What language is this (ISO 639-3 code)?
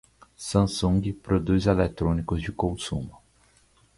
por